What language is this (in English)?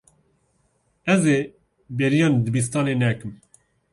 Kurdish